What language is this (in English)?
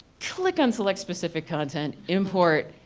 English